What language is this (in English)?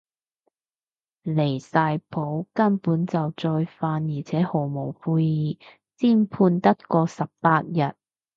Cantonese